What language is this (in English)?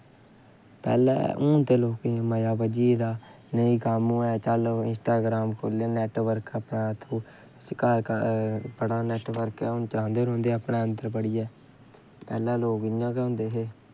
Dogri